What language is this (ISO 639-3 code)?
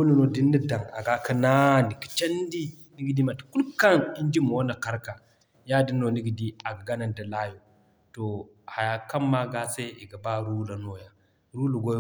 dje